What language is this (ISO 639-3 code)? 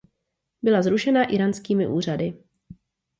ces